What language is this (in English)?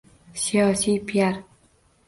Uzbek